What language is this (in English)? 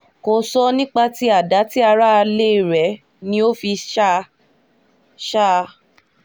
Yoruba